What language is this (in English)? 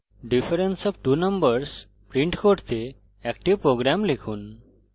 Bangla